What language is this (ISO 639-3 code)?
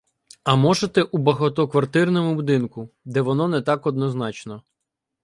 ukr